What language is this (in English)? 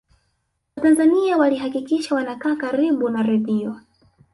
Swahili